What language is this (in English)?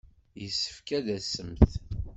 Kabyle